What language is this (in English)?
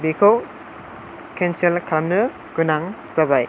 Bodo